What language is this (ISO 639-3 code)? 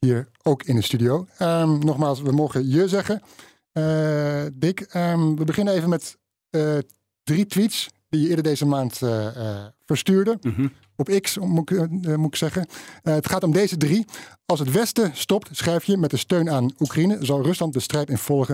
nld